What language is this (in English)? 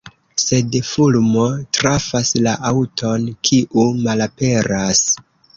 Esperanto